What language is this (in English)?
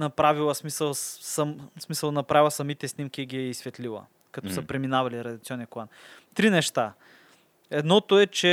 Bulgarian